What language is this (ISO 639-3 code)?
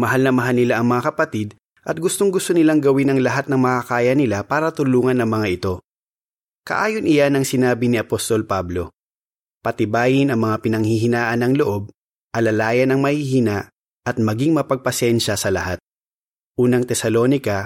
fil